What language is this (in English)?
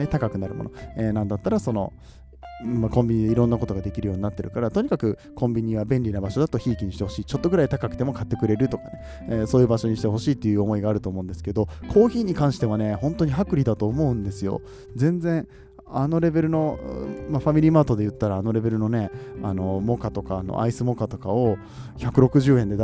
Japanese